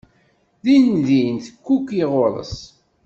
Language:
Kabyle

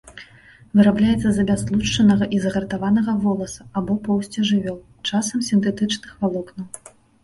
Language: Belarusian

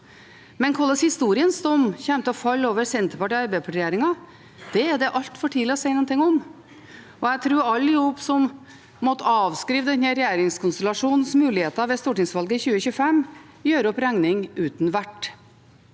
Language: Norwegian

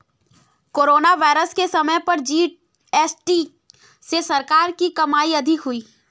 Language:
Hindi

